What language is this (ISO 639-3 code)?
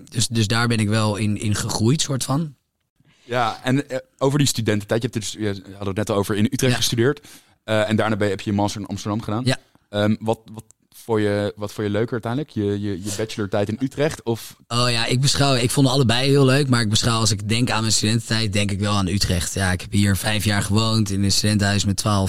nld